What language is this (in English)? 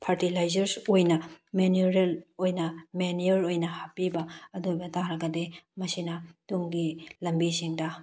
Manipuri